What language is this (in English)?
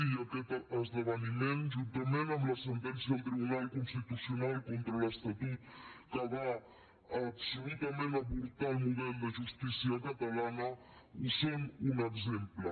Catalan